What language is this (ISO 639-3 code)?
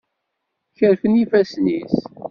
kab